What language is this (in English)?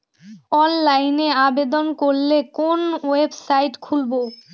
Bangla